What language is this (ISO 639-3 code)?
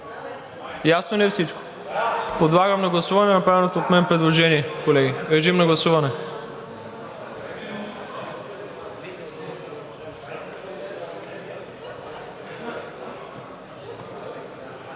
bul